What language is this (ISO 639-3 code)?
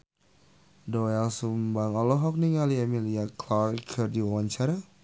sun